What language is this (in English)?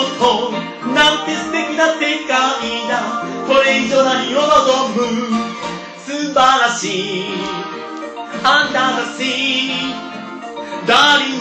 Korean